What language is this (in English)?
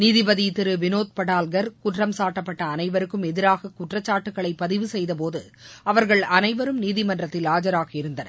Tamil